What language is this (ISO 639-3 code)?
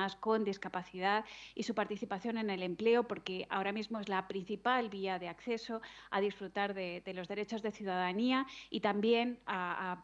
spa